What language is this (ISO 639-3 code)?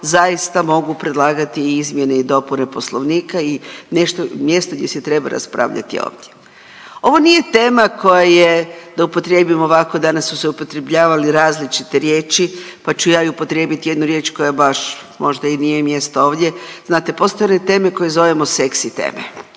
hrv